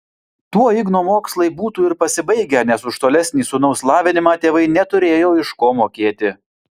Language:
Lithuanian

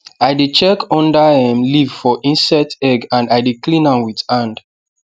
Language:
Nigerian Pidgin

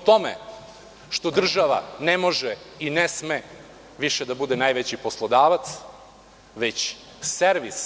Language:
Serbian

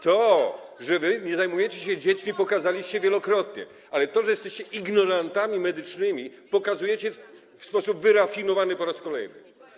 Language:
Polish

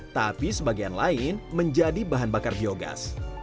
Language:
Indonesian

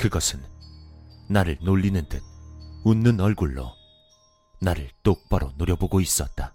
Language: Korean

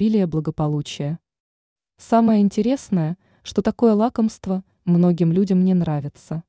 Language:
Russian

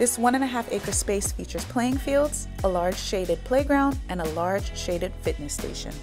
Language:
English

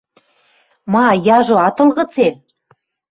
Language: Western Mari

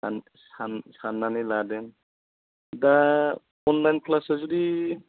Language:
Bodo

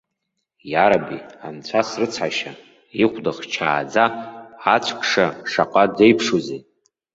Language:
Abkhazian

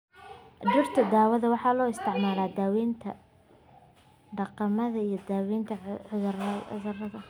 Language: Somali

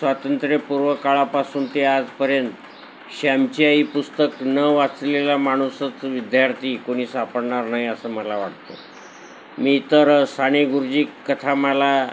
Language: Marathi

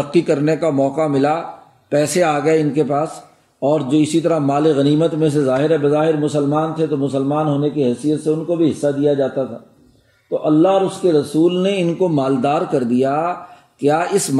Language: Urdu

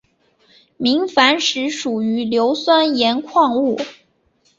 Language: Chinese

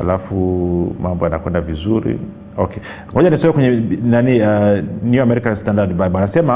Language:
Swahili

